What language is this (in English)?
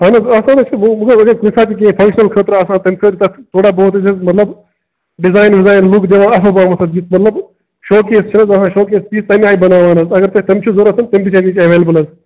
Kashmiri